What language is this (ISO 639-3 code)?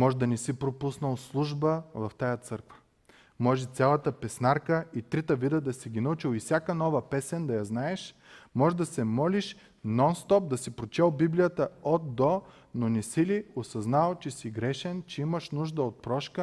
bul